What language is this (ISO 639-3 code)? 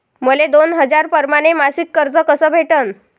mar